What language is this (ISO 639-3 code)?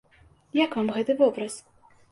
bel